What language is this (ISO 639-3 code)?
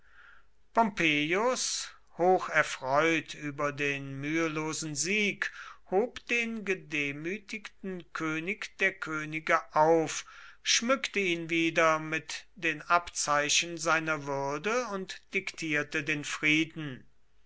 deu